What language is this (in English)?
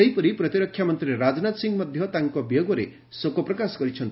Odia